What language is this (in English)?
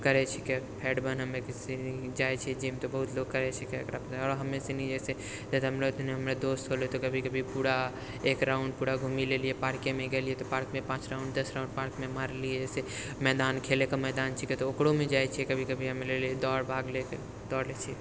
Maithili